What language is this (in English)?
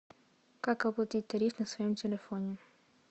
Russian